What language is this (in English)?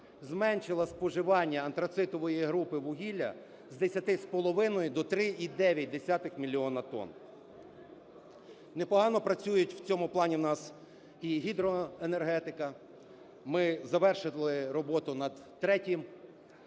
Ukrainian